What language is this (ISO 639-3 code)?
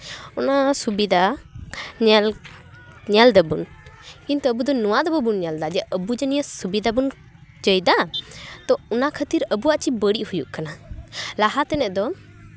sat